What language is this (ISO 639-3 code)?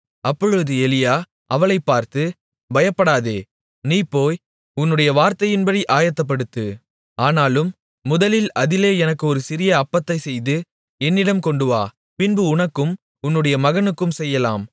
tam